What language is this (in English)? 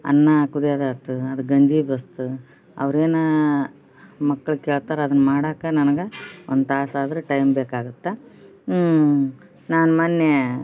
Kannada